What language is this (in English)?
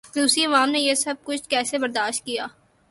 Urdu